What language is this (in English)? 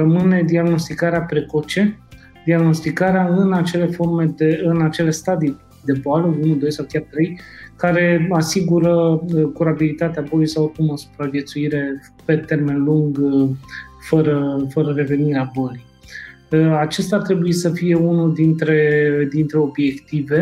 Romanian